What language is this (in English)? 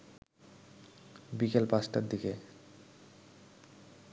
Bangla